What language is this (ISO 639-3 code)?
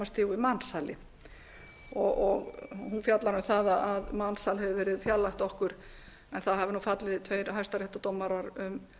isl